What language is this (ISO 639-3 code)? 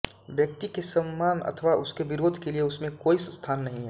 hin